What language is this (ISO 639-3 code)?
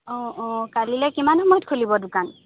asm